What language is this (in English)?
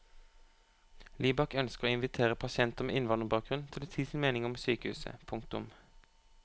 Norwegian